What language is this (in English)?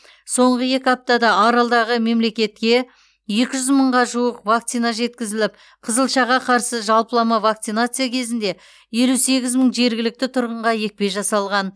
Kazakh